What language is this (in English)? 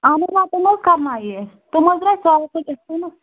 Kashmiri